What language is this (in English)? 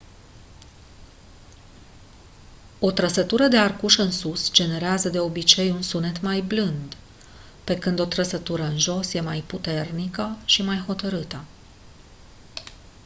Romanian